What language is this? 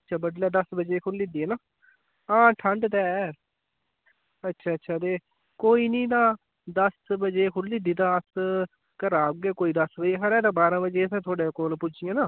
Dogri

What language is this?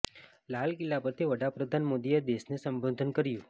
Gujarati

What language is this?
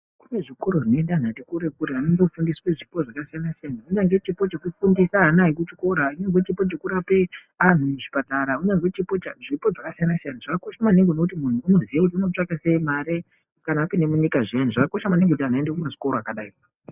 Ndau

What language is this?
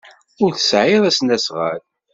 Kabyle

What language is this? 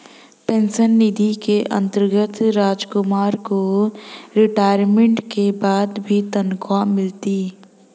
Hindi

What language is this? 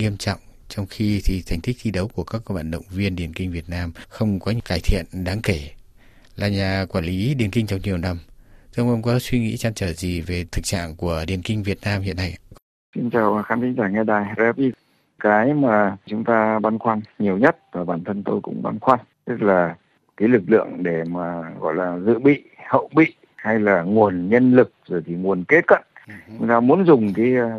Vietnamese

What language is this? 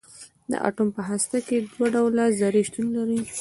Pashto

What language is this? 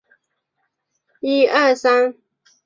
Chinese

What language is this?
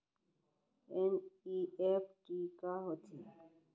Chhattisgarhi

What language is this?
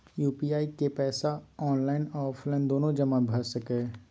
Maithili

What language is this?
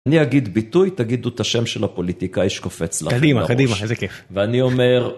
Hebrew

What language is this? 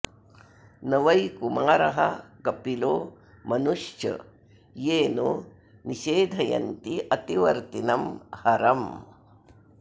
Sanskrit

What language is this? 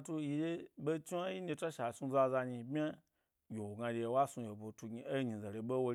Gbari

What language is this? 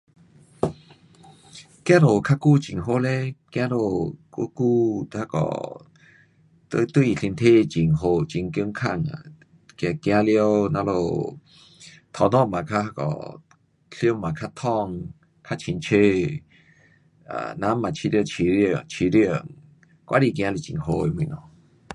Pu-Xian Chinese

